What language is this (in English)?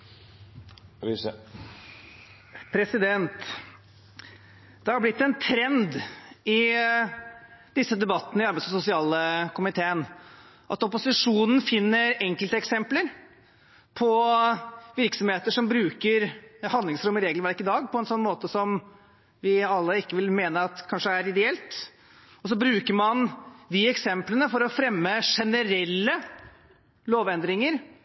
Norwegian Bokmål